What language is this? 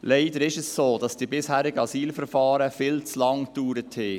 Swiss German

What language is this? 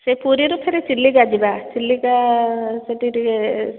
Odia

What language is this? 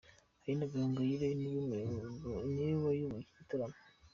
Kinyarwanda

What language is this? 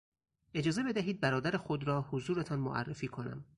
Persian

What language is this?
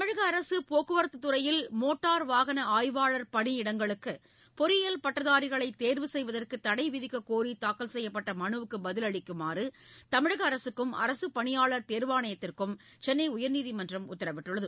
Tamil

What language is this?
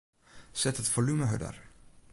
Western Frisian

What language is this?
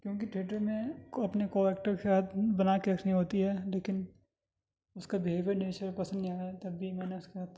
Urdu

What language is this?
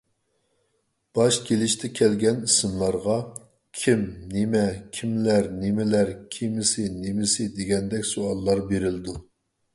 Uyghur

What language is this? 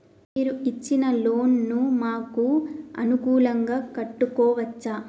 Telugu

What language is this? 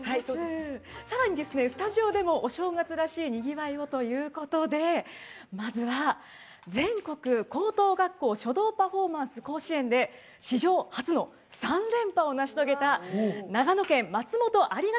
Japanese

